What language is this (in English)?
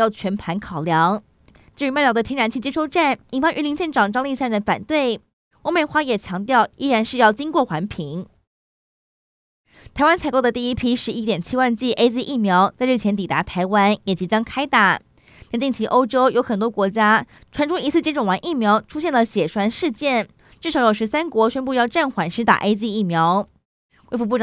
Chinese